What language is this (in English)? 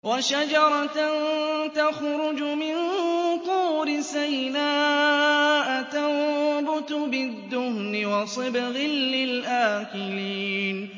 Arabic